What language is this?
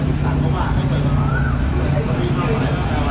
Thai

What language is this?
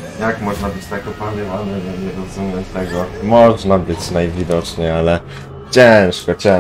Polish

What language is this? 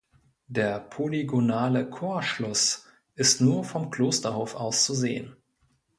German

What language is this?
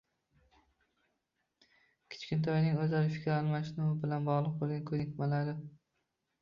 Uzbek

